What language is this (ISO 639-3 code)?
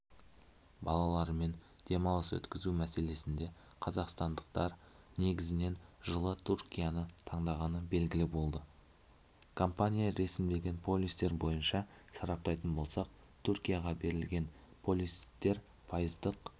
kaz